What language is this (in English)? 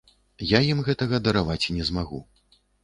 Belarusian